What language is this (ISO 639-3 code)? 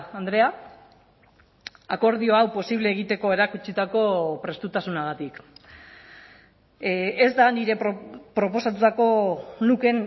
eus